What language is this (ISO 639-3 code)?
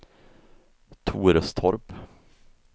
swe